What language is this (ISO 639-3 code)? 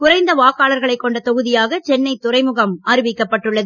tam